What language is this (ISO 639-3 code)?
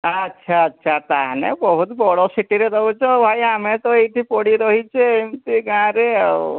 ori